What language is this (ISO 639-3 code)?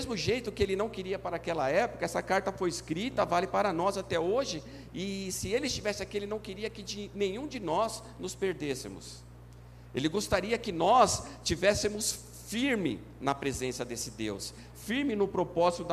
por